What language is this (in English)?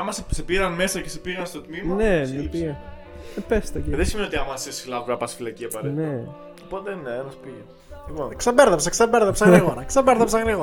Greek